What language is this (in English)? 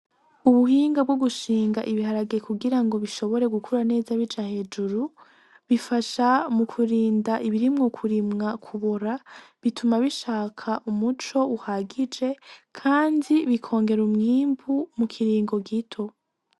Rundi